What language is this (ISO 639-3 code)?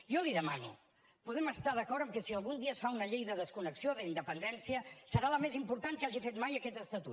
cat